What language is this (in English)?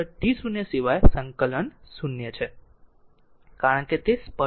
Gujarati